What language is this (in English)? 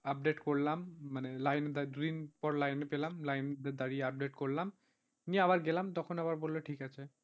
Bangla